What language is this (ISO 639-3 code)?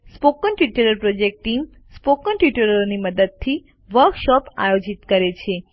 guj